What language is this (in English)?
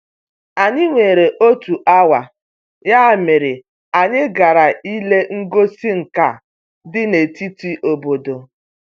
Igbo